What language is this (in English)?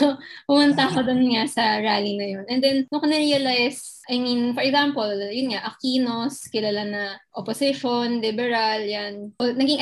Filipino